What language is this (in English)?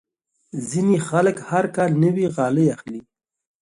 Pashto